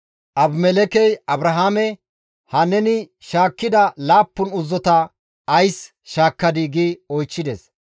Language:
Gamo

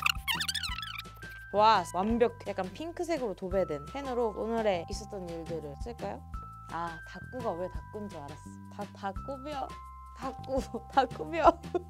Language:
Korean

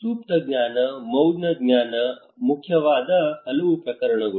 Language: Kannada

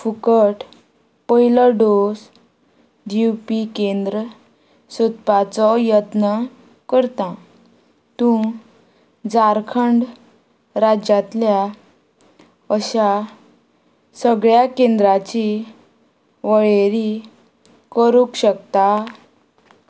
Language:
Konkani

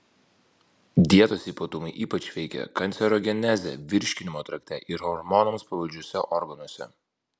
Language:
Lithuanian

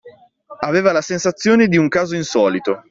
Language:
Italian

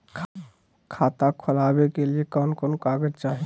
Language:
Magahi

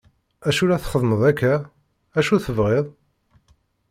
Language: Kabyle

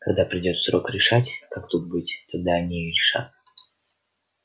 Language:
Russian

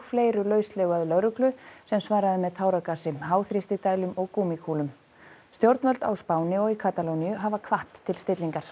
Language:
Icelandic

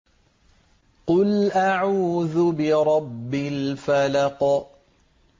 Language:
Arabic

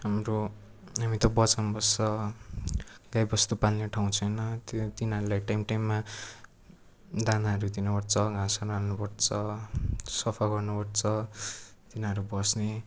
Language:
Nepali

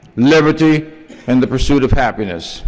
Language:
English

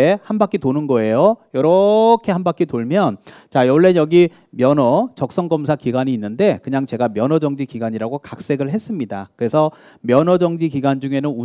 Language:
Korean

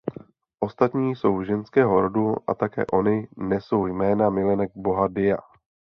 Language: Czech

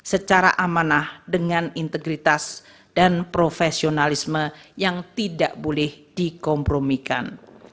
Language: Indonesian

